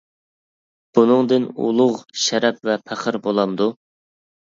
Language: Uyghur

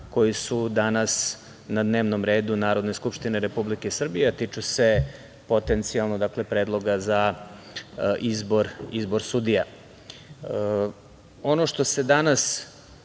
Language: Serbian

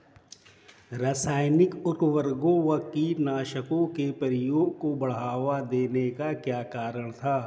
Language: Hindi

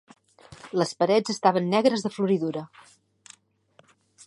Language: Catalan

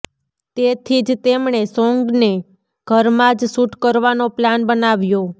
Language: Gujarati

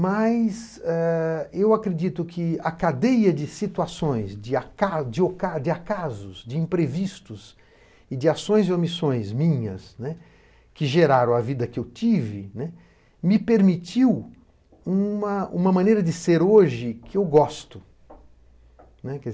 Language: Portuguese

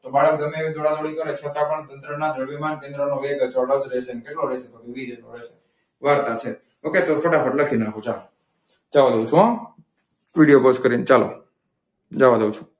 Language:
Gujarati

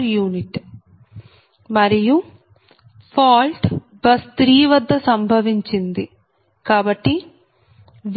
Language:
Telugu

